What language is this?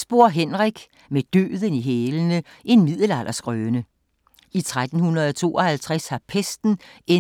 Danish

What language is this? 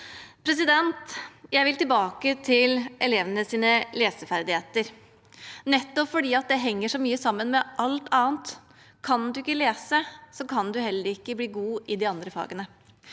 Norwegian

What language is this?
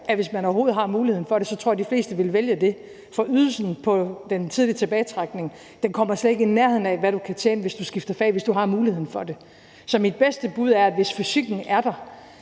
Danish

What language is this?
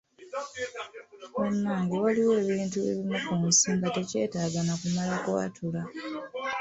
Ganda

